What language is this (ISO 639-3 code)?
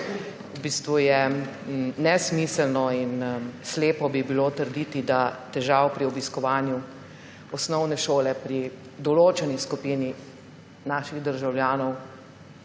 slv